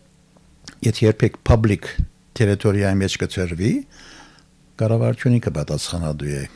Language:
Turkish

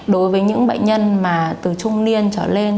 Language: Vietnamese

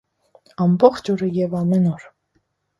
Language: Armenian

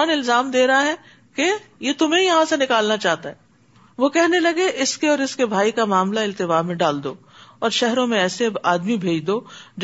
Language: Urdu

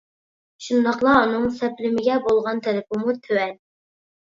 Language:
Uyghur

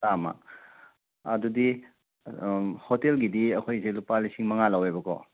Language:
Manipuri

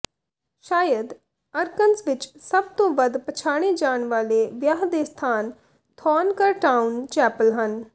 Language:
Punjabi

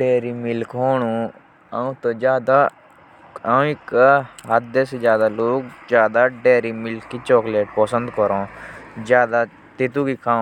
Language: Jaunsari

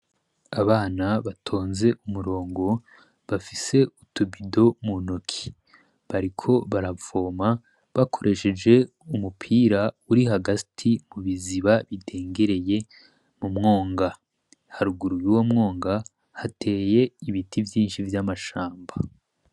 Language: Rundi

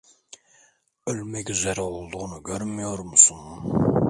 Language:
Turkish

